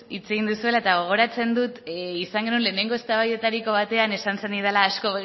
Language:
Basque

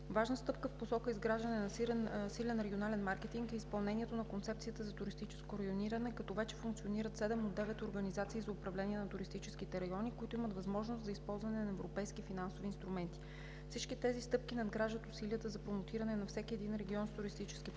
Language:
Bulgarian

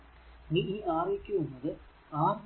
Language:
Malayalam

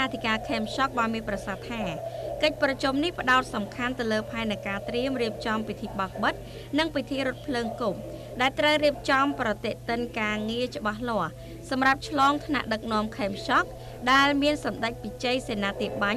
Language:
Thai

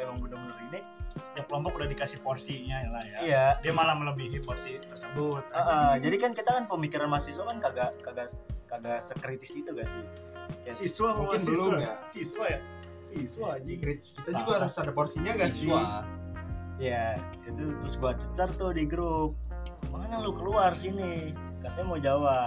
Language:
Indonesian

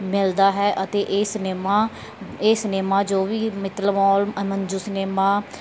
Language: Punjabi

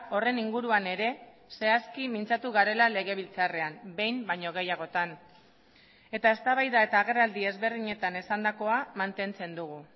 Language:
Basque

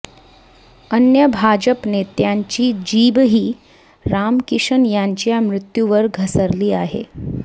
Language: Marathi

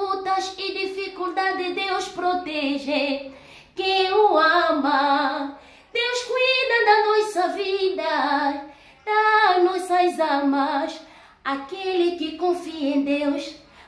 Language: Portuguese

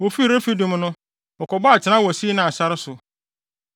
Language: Akan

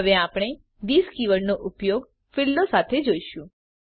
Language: Gujarati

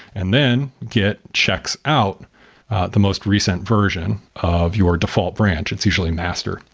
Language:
English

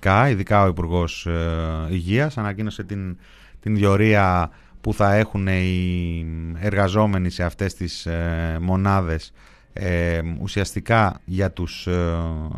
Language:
Greek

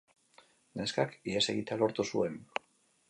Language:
Basque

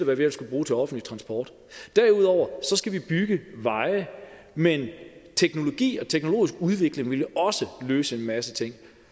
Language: Danish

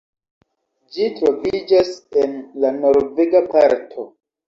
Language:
Esperanto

